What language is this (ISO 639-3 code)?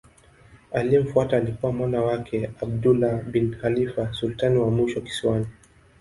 swa